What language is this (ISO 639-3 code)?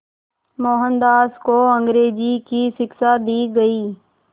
hin